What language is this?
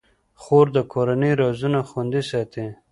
Pashto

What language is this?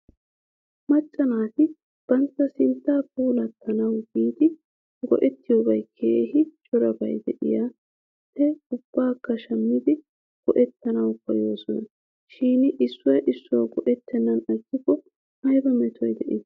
Wolaytta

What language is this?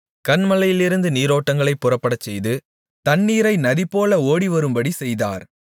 Tamil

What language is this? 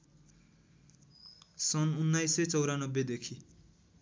Nepali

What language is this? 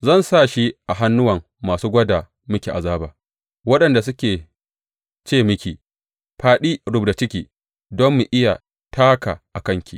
Hausa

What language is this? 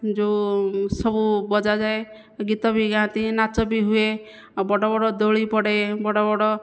Odia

